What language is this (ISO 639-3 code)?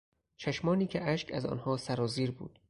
fas